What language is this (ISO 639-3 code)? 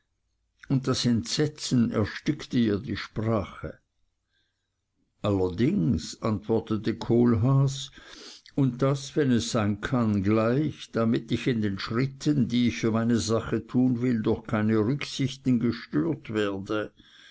deu